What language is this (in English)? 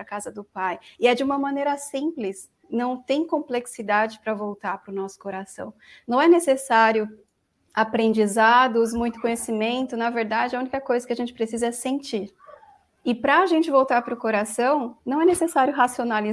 Portuguese